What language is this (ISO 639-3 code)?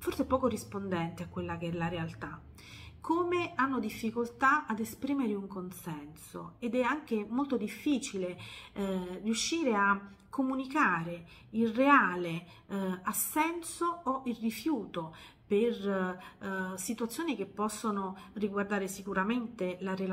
ita